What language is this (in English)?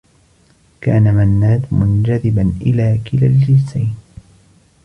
Arabic